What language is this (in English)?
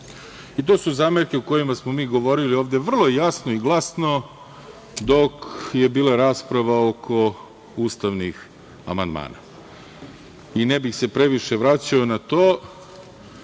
Serbian